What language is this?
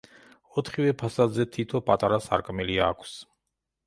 Georgian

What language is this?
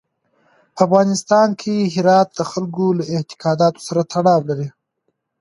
Pashto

